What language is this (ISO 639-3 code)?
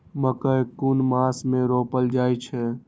mai